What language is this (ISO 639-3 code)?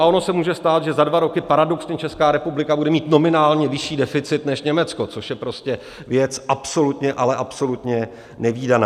ces